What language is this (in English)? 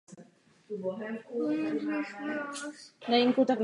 Czech